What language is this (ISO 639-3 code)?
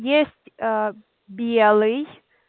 rus